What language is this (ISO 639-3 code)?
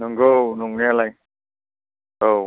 brx